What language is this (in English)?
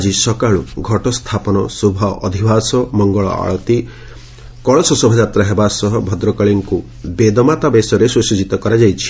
Odia